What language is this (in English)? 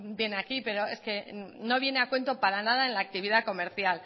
Spanish